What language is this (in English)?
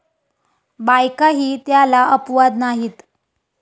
Marathi